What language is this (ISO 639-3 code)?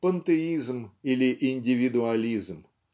rus